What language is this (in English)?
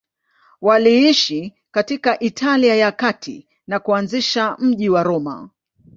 Swahili